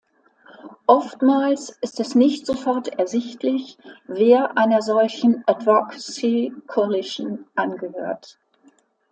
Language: German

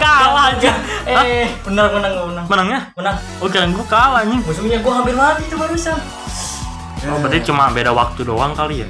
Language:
Indonesian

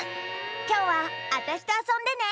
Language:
Japanese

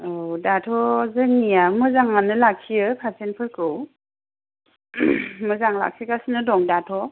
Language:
Bodo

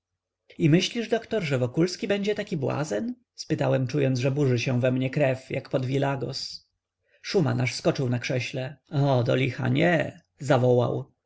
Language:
Polish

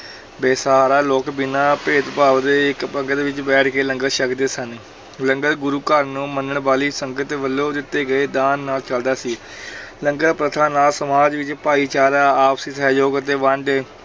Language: Punjabi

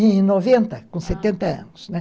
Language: Portuguese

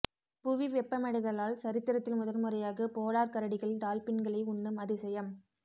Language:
Tamil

